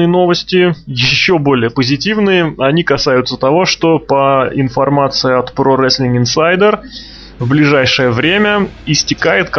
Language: Russian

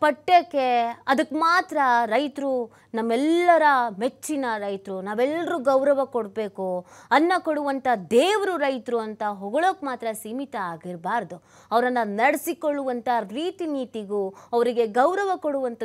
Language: Kannada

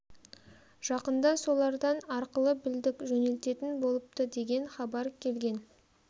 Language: Kazakh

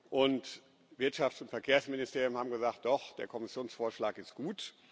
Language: German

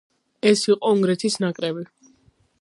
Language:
Georgian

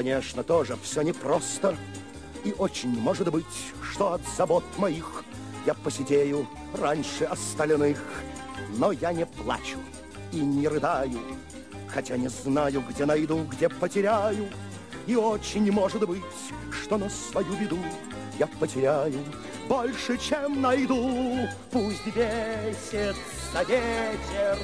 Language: Bulgarian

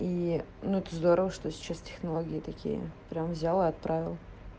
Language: Russian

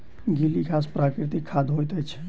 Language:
Maithili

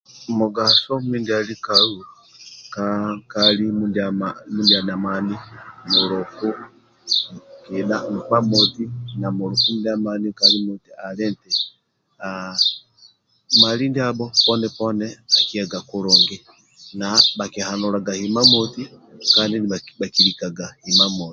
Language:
Amba (Uganda)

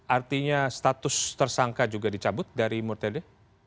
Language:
Indonesian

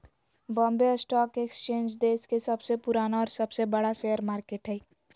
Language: Magahi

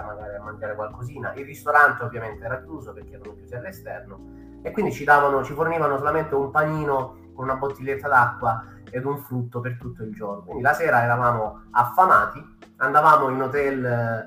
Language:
Italian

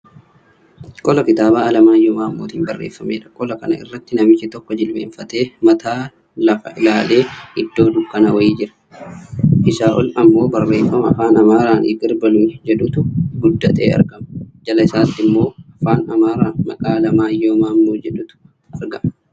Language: Oromo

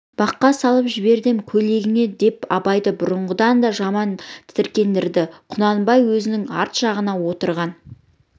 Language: Kazakh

